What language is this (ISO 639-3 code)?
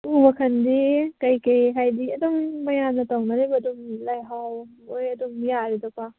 mni